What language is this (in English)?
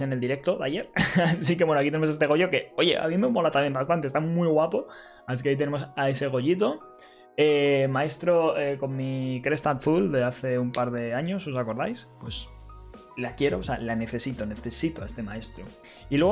Spanish